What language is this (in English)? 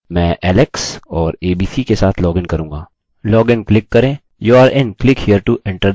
Hindi